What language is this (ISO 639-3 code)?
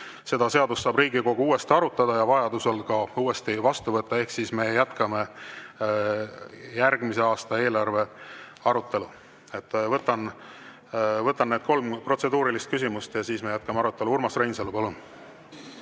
est